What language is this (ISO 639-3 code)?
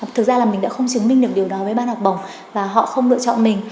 vie